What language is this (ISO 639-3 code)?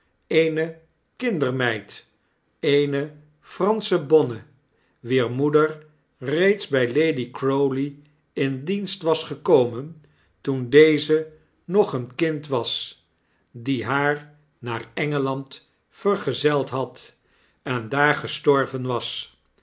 nld